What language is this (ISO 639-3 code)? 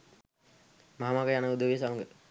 sin